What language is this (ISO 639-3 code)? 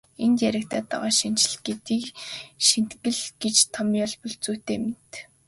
mon